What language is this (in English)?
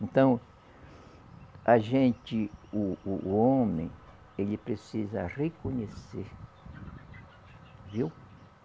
Portuguese